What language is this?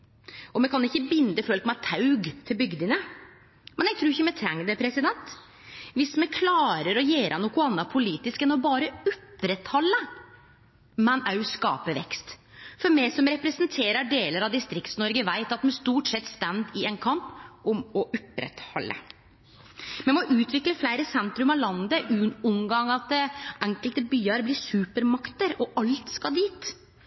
Norwegian Nynorsk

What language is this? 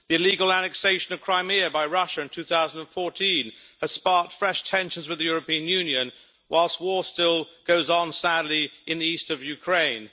English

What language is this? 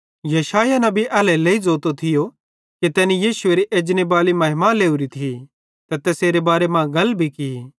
Bhadrawahi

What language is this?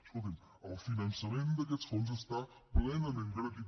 Catalan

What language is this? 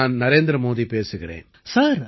Tamil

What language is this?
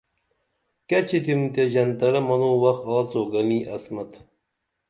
Dameli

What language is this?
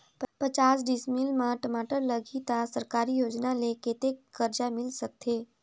Chhattisgarhi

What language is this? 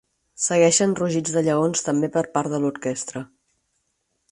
Catalan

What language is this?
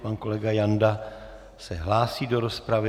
Czech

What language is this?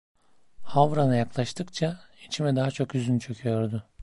Turkish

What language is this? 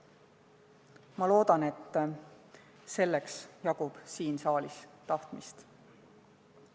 Estonian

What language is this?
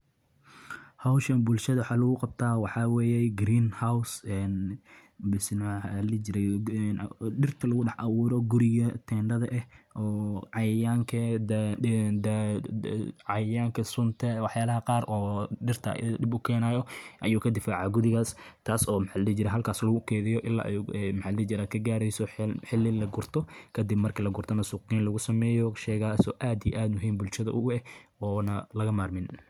Somali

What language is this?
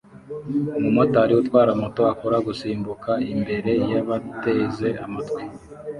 Kinyarwanda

